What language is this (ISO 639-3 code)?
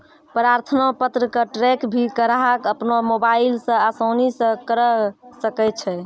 mai